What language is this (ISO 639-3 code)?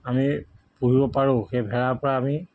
asm